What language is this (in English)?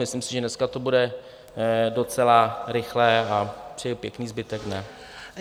Czech